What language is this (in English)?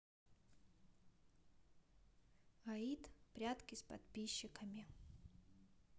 Russian